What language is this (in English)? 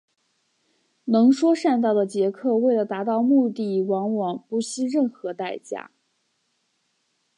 Chinese